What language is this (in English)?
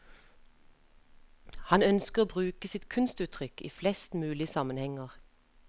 Norwegian